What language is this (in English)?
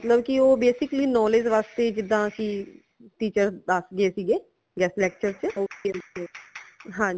Punjabi